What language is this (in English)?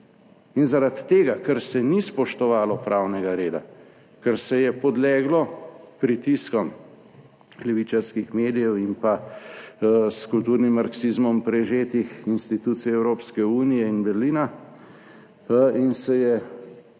Slovenian